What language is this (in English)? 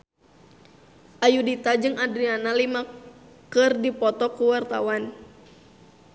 Sundanese